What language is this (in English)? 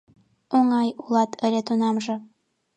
Mari